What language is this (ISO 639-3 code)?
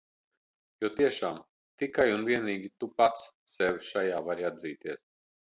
lav